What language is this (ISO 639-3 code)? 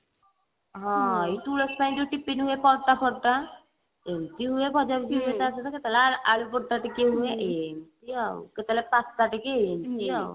ori